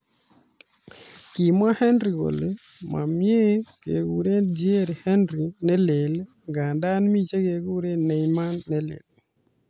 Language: Kalenjin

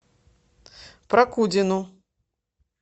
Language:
Russian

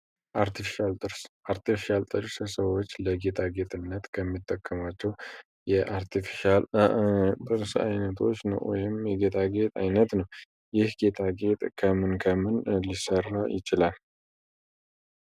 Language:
Amharic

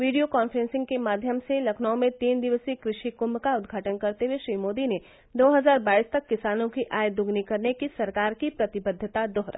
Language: Hindi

